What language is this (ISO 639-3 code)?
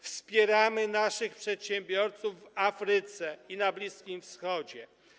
pol